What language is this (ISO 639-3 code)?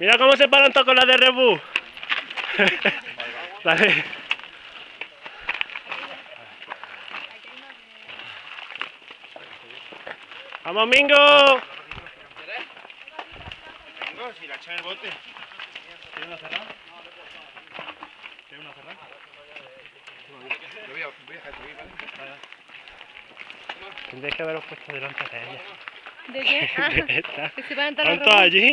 spa